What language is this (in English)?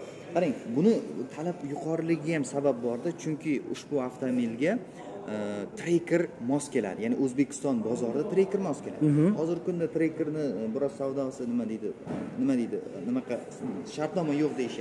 Turkish